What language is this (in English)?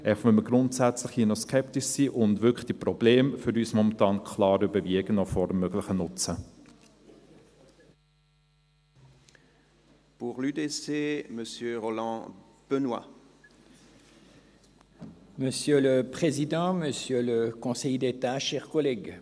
Swiss German